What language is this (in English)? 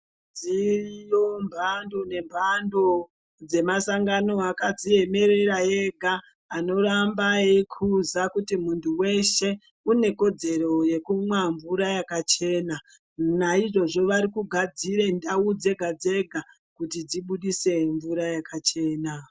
Ndau